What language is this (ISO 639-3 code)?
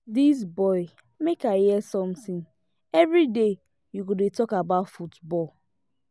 pcm